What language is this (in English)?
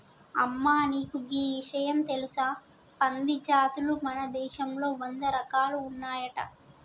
Telugu